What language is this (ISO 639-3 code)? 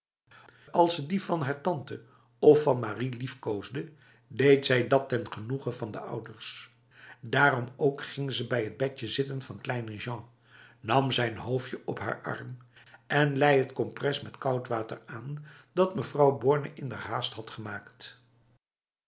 nld